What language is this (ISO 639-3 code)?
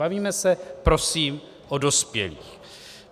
ces